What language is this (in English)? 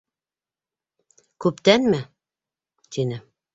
Bashkir